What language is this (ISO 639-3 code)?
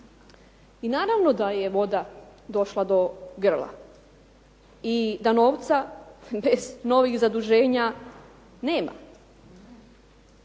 hrv